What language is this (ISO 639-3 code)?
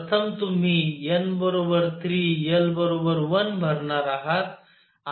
mar